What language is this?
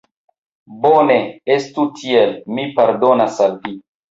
Esperanto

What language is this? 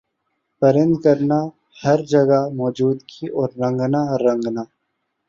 Urdu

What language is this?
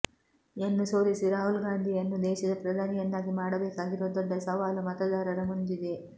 Kannada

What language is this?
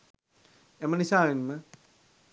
Sinhala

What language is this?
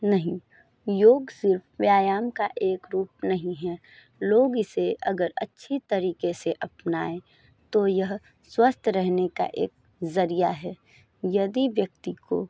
Hindi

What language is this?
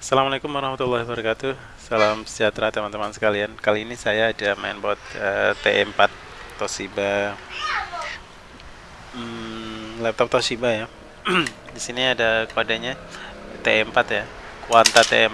Indonesian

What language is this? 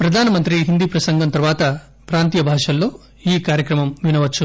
Telugu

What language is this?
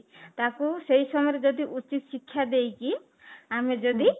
Odia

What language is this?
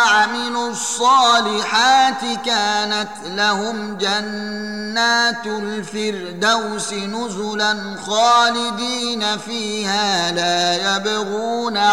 Arabic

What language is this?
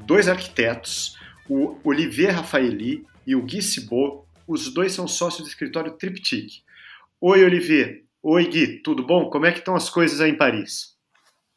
Portuguese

